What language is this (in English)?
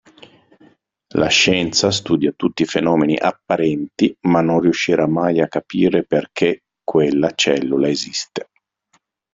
Italian